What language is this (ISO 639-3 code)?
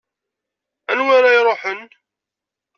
kab